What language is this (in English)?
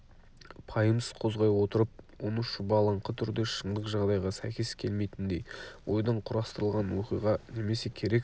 Kazakh